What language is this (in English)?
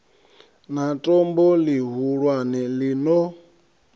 Venda